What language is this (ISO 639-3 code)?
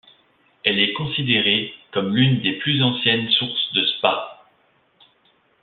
fra